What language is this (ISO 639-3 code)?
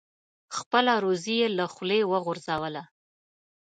pus